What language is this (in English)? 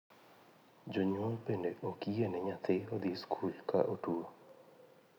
Luo (Kenya and Tanzania)